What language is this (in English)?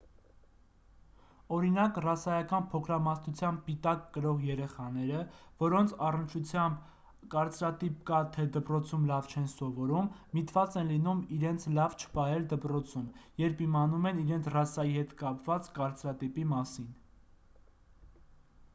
Armenian